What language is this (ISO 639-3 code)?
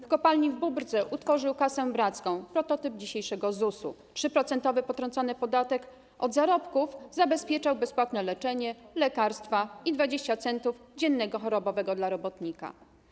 pol